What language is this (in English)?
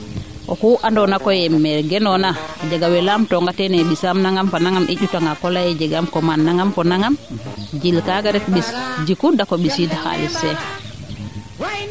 Serer